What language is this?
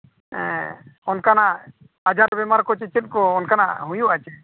Santali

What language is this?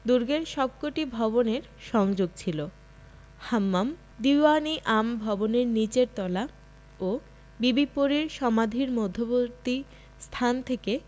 Bangla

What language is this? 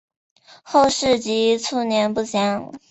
Chinese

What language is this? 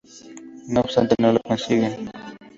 Spanish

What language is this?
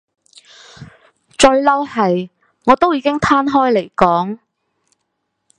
Cantonese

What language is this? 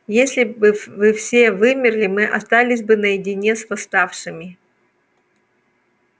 Russian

